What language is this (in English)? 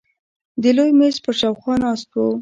Pashto